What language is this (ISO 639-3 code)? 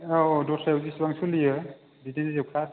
brx